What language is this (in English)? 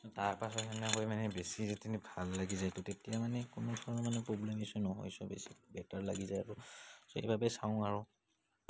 Assamese